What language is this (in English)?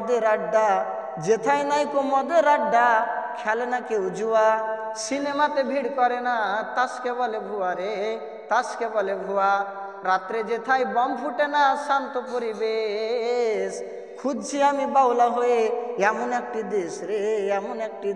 Arabic